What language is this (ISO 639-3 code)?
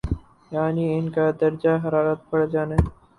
urd